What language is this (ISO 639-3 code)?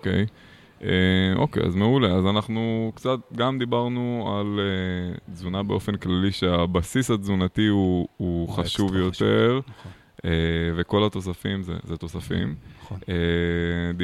heb